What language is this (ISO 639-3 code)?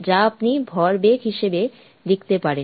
ben